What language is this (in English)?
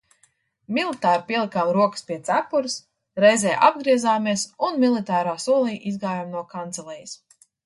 Latvian